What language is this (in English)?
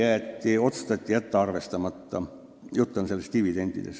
Estonian